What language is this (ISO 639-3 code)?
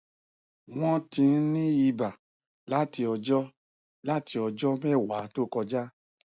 yor